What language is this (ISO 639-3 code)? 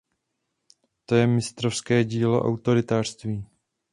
ces